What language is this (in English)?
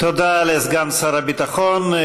Hebrew